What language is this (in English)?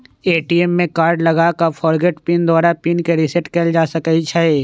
Magahi